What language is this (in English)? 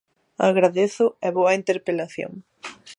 Galician